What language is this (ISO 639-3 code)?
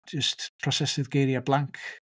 cym